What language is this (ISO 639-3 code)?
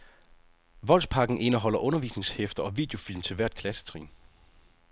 dan